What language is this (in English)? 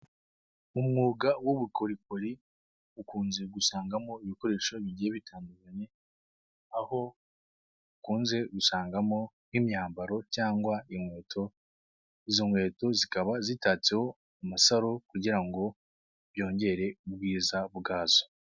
Kinyarwanda